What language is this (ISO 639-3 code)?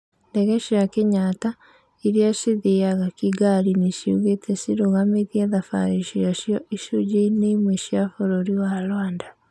kik